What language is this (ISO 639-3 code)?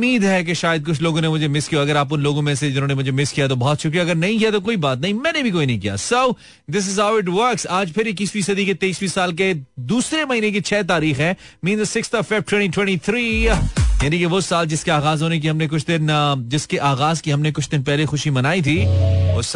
hin